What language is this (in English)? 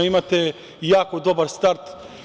Serbian